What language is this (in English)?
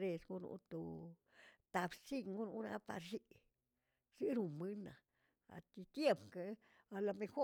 Tilquiapan Zapotec